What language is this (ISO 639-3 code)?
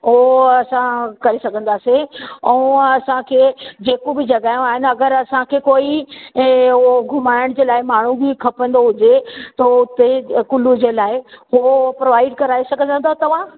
snd